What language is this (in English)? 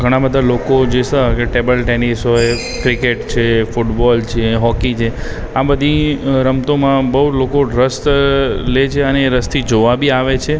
Gujarati